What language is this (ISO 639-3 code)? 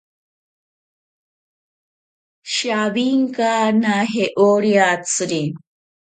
prq